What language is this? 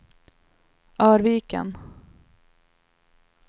Swedish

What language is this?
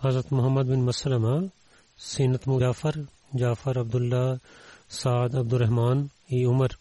Bulgarian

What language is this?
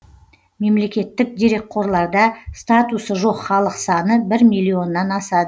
Kazakh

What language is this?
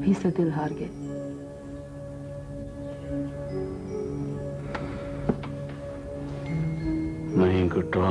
Urdu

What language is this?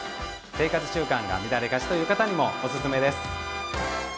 Japanese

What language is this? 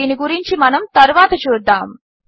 Telugu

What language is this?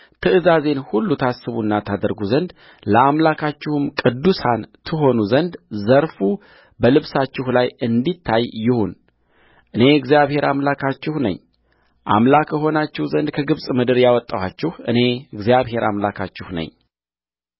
Amharic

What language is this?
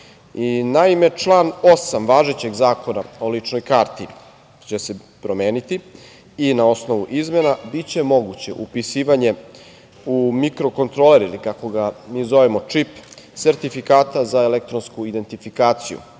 Serbian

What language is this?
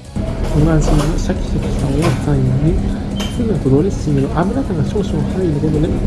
Japanese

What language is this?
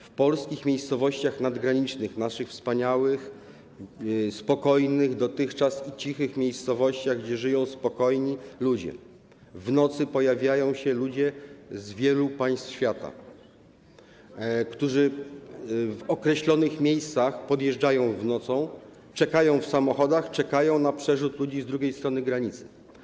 Polish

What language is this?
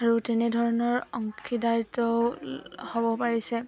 Assamese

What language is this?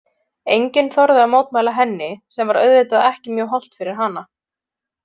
Icelandic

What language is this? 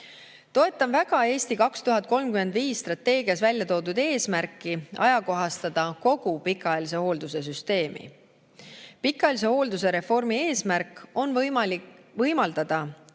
Estonian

